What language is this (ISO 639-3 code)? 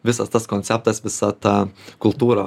lit